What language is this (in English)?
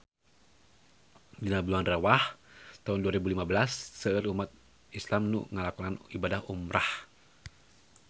Sundanese